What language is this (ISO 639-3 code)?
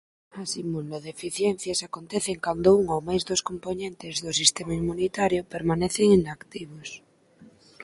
glg